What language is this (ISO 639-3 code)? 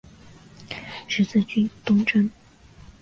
zho